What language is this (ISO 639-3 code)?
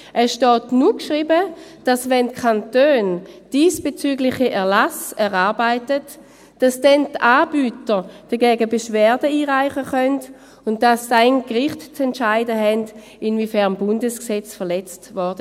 gsw